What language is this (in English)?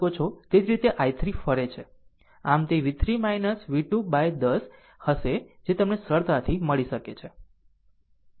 Gujarati